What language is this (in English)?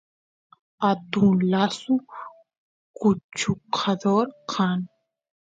Santiago del Estero Quichua